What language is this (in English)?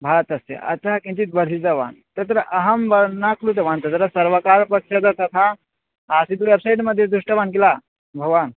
Sanskrit